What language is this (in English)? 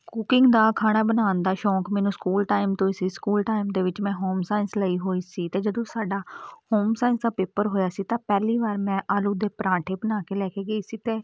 Punjabi